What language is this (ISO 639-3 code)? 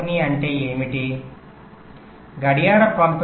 tel